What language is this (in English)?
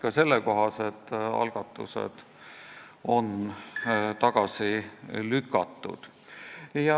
Estonian